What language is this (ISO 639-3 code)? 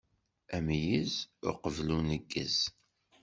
kab